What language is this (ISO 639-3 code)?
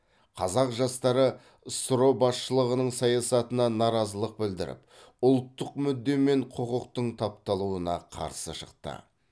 kaz